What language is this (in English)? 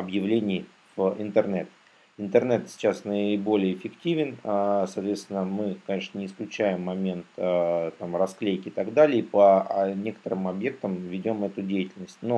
Russian